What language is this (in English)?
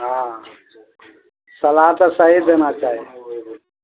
Maithili